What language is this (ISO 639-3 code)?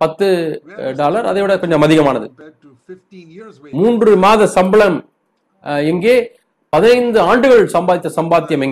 tam